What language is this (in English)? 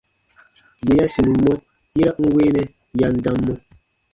Baatonum